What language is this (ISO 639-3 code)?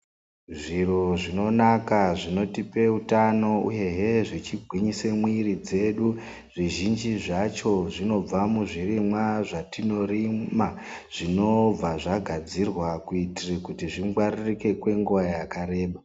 ndc